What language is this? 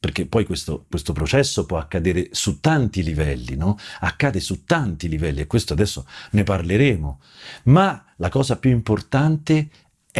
Italian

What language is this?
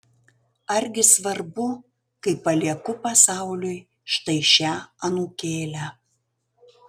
Lithuanian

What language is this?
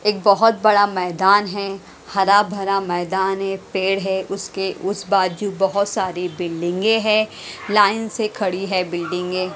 Hindi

